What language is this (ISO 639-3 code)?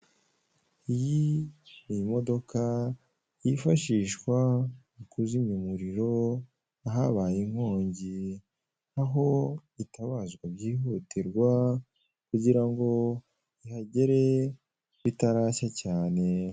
kin